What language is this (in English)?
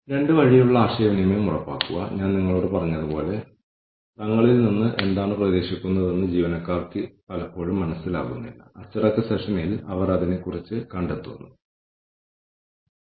Malayalam